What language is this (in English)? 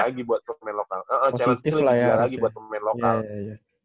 Indonesian